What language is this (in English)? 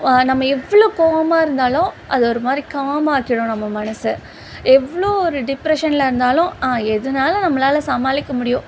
Tamil